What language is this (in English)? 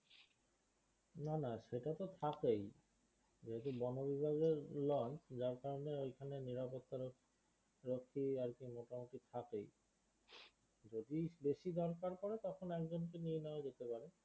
Bangla